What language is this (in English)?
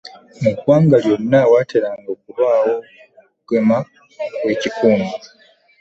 Ganda